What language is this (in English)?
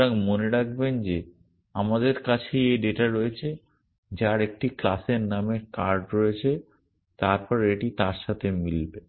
Bangla